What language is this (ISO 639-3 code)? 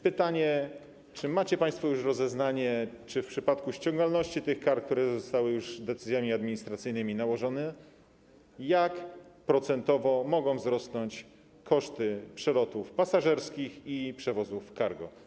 pol